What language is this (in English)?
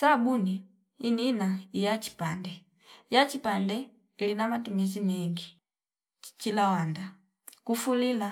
Fipa